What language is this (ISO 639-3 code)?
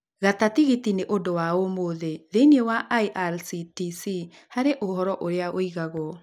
kik